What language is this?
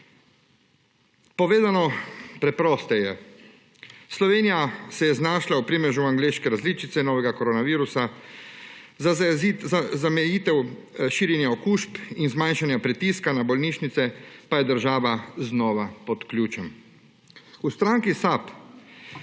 Slovenian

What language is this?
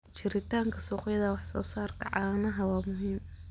Somali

